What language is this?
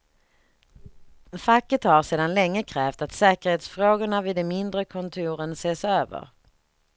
Swedish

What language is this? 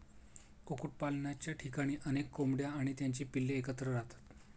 Marathi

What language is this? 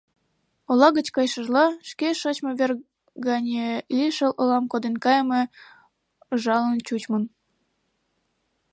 Mari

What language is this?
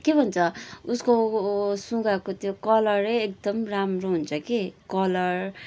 Nepali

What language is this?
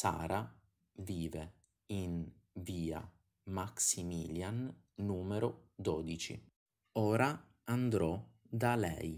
Italian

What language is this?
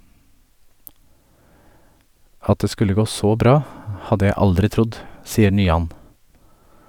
Norwegian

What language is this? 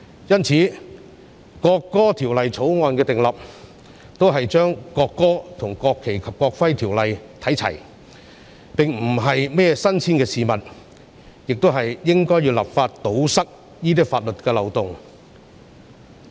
Cantonese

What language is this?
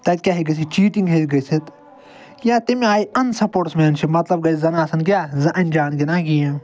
Kashmiri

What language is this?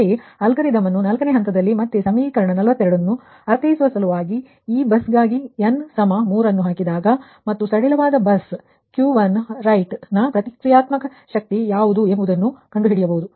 Kannada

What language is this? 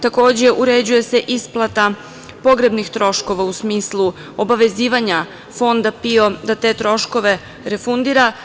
Serbian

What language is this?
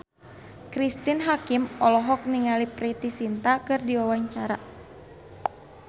Sundanese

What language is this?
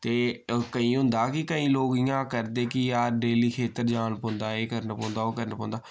Dogri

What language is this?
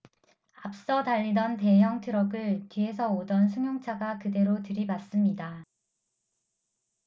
Korean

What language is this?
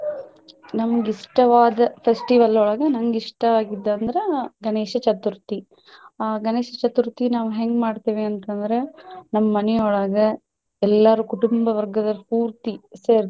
Kannada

